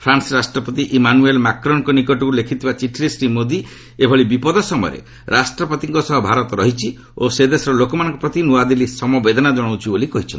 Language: Odia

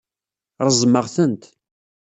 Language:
Kabyle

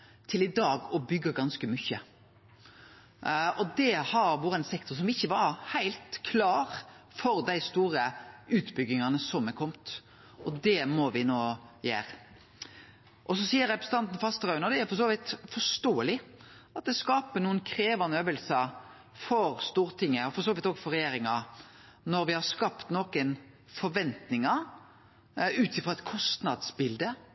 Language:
Norwegian Nynorsk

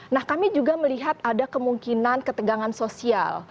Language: Indonesian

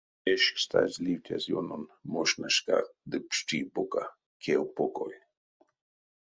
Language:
Erzya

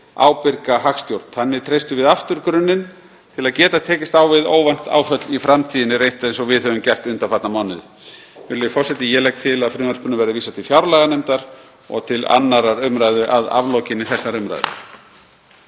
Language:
Icelandic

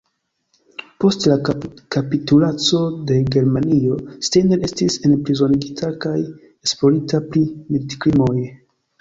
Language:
Esperanto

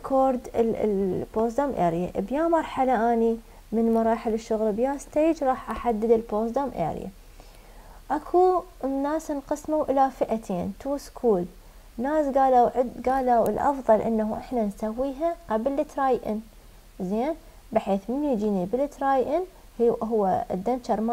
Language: Arabic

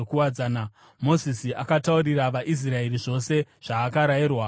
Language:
Shona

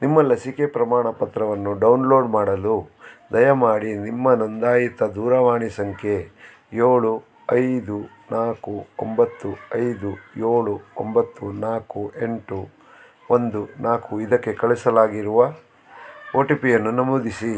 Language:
Kannada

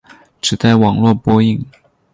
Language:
Chinese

